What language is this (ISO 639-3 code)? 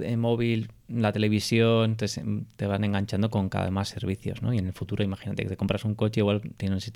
spa